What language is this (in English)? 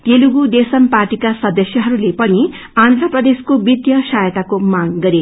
Nepali